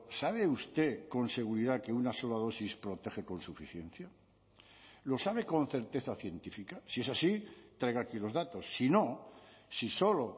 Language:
Spanish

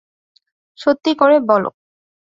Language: Bangla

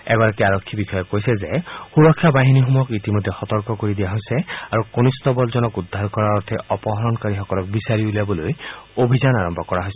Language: Assamese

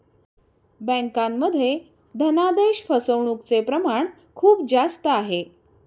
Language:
Marathi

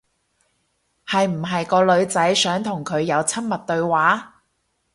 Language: Cantonese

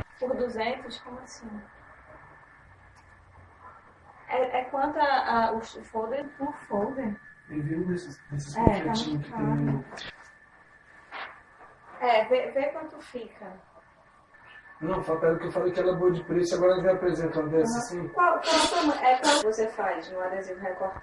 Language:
Portuguese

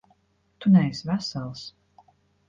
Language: Latvian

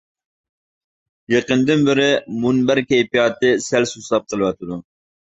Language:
Uyghur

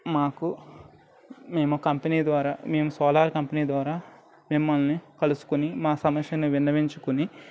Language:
Telugu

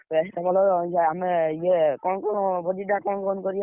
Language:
Odia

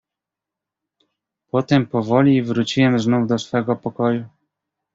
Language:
Polish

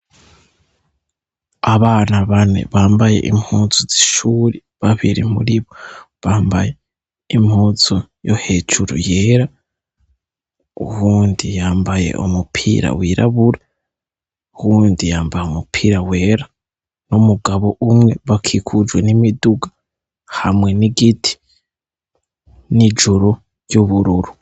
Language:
Rundi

